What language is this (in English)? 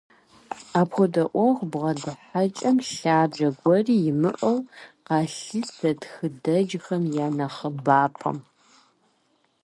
Kabardian